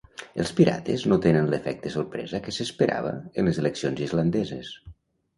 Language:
Catalan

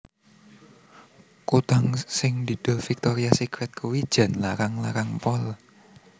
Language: Javanese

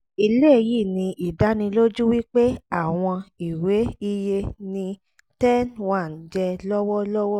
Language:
Yoruba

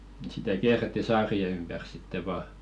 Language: Finnish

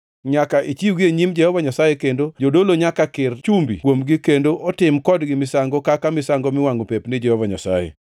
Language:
Luo (Kenya and Tanzania)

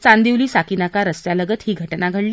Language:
Marathi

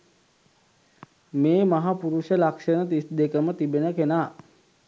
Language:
Sinhala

